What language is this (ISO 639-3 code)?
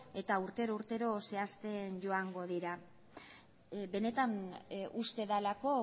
eus